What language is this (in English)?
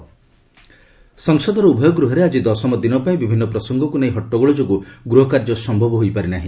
Odia